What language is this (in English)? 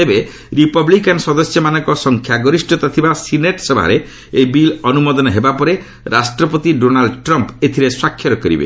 Odia